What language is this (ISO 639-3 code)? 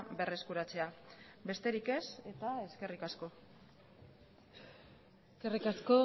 eus